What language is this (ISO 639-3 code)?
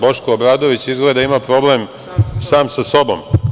srp